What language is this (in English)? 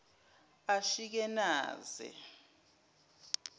Zulu